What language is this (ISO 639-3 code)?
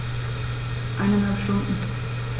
deu